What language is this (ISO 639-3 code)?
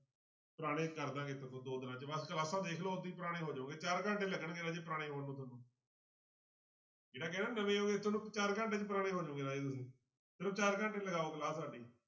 pan